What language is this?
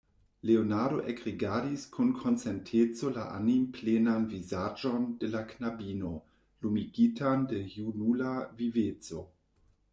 Esperanto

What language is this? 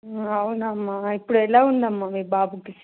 Telugu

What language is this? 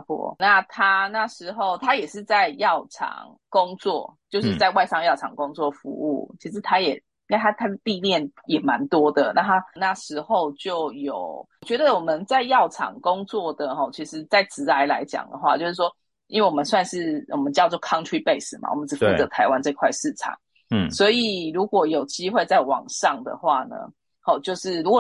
Chinese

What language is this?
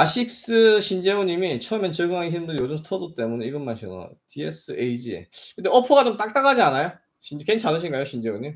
Korean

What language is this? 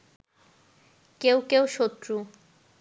Bangla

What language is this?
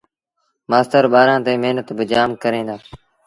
Sindhi Bhil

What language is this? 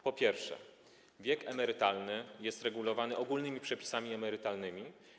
Polish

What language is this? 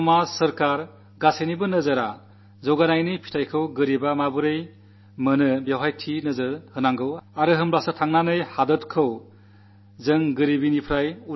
Malayalam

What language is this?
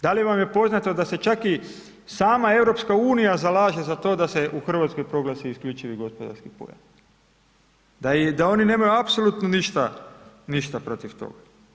Croatian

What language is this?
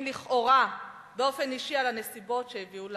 Hebrew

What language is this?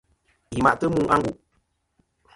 Kom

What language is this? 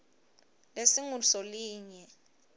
Swati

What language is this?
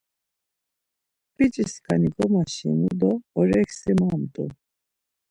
Laz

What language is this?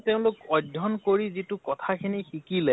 Assamese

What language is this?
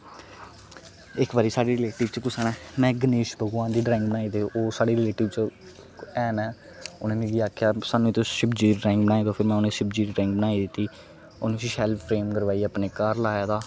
Dogri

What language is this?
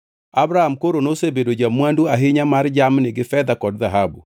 Luo (Kenya and Tanzania)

